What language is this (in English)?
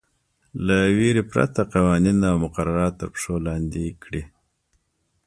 Pashto